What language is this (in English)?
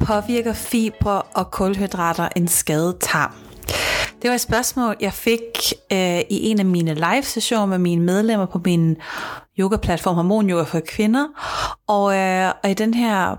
Danish